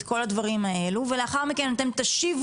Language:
Hebrew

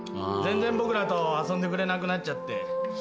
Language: Japanese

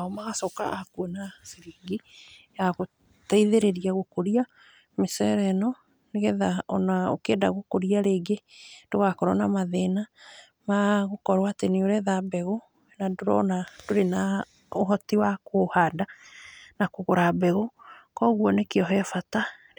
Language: Kikuyu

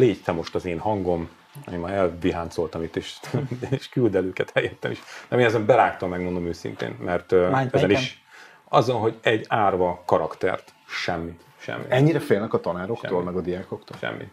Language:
Hungarian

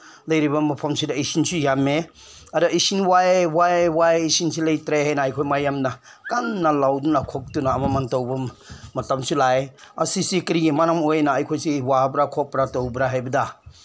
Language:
Manipuri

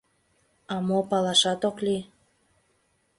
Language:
Mari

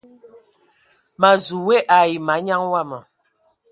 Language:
Ewondo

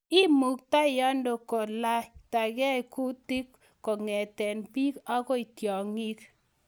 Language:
Kalenjin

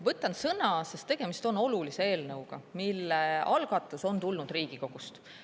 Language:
Estonian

